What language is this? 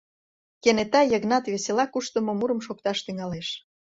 Mari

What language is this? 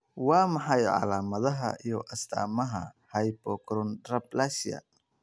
Somali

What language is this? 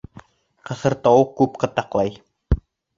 Bashkir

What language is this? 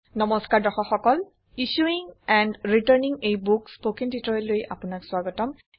Assamese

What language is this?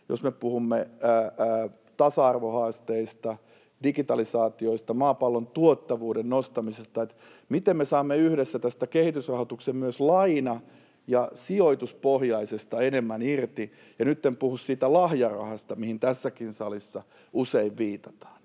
Finnish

